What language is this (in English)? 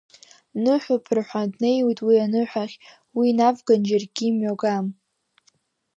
Abkhazian